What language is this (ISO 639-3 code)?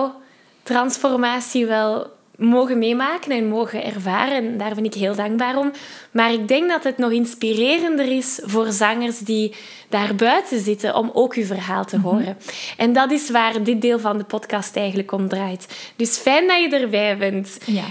nld